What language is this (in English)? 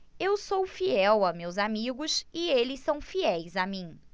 Portuguese